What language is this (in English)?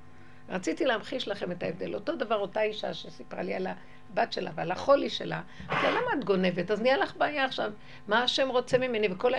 Hebrew